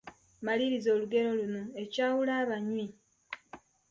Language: Ganda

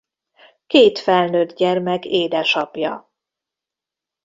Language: Hungarian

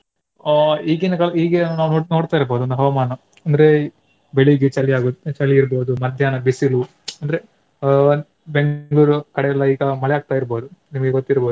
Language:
Kannada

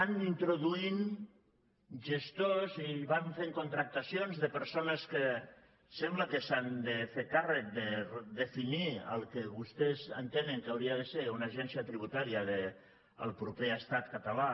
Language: Catalan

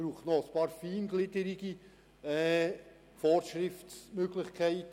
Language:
Swiss German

